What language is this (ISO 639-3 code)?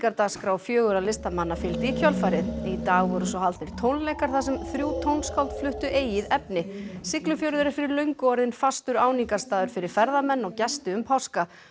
isl